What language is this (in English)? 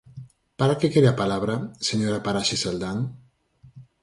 Galician